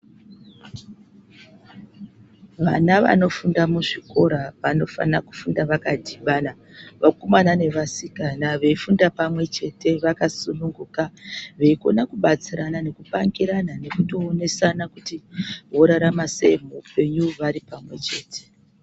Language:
Ndau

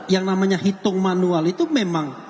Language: Indonesian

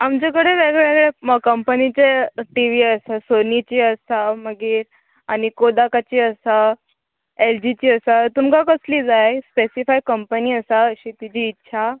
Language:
Konkani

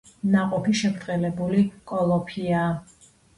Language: Georgian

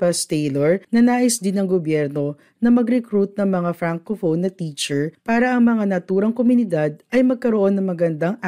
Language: Filipino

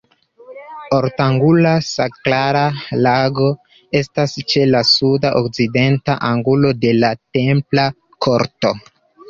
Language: Esperanto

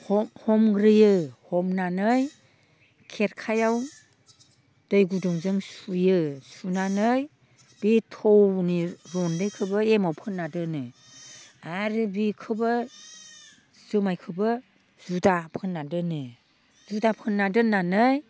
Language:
Bodo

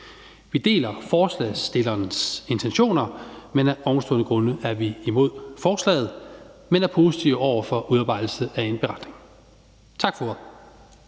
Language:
Danish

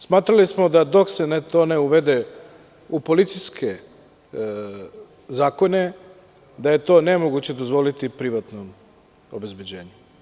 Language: Serbian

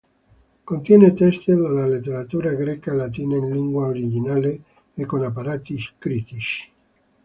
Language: Italian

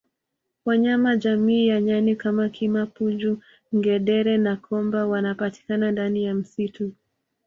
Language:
Swahili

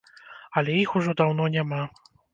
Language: Belarusian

